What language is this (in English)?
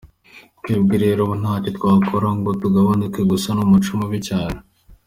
Kinyarwanda